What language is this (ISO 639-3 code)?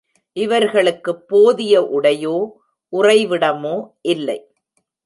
tam